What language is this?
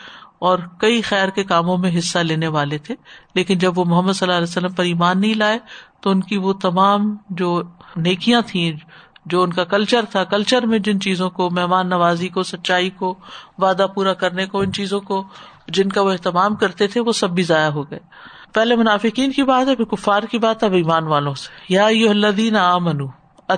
Urdu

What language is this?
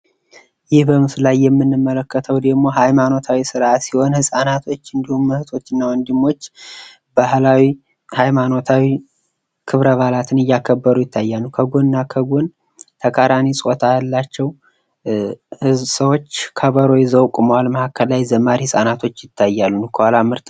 Amharic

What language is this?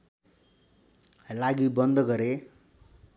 Nepali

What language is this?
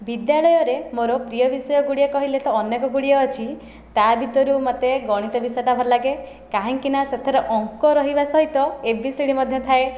Odia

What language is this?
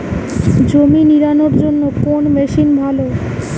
Bangla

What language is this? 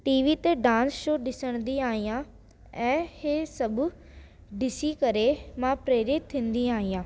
Sindhi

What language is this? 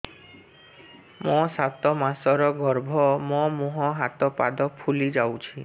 Odia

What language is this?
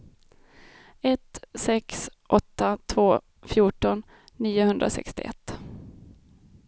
Swedish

